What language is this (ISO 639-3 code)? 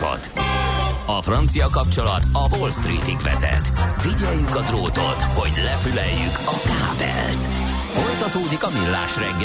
hun